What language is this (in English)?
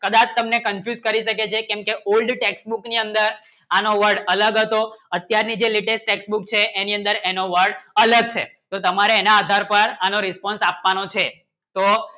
Gujarati